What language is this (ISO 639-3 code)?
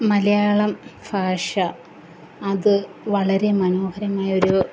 mal